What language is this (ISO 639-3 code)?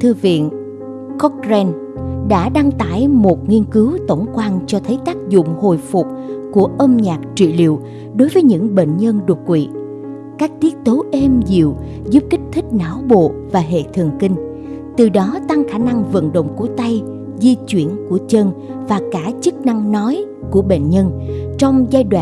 vie